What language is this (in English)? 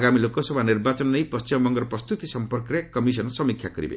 Odia